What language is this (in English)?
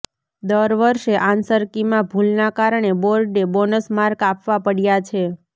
Gujarati